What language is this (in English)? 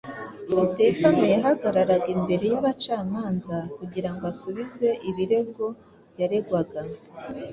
Kinyarwanda